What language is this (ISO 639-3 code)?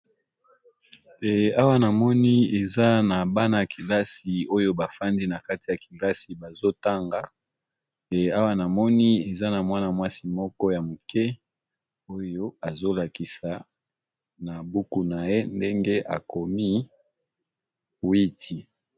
lin